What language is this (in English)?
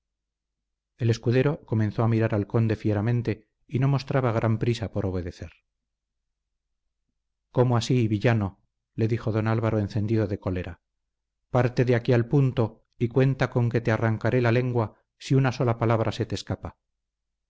Spanish